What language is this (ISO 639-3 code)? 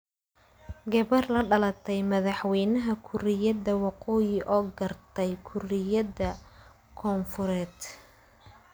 som